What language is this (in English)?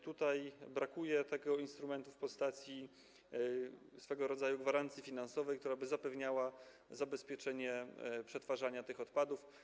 Polish